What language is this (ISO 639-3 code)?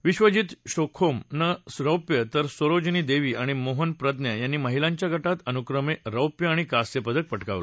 mar